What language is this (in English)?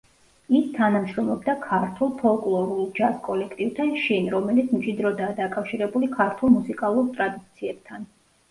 Georgian